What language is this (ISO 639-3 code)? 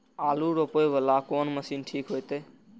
mai